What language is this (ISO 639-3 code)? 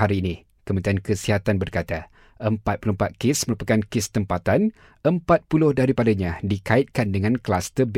msa